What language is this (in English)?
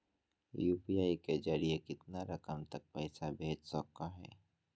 Magahi